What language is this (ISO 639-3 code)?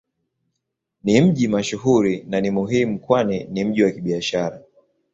swa